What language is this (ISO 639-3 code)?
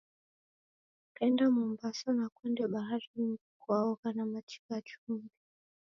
dav